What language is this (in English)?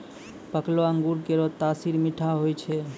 Maithili